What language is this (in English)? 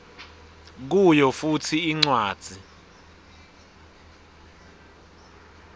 Swati